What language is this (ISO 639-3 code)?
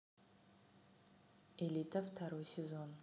rus